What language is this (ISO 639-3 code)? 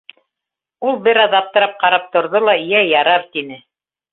bak